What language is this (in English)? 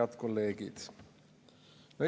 Estonian